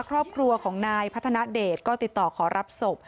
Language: Thai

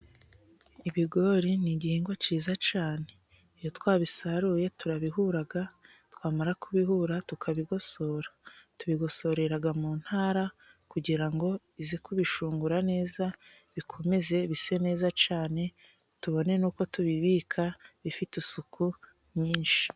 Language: Kinyarwanda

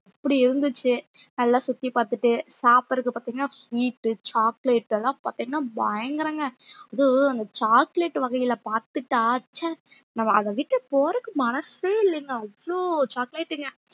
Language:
Tamil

